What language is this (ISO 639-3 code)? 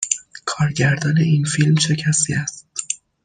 fas